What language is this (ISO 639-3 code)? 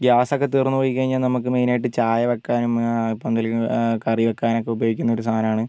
mal